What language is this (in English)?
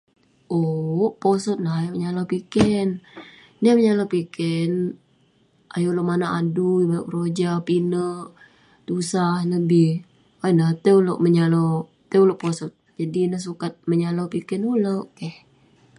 Western Penan